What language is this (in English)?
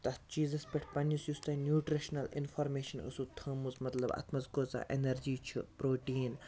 Kashmiri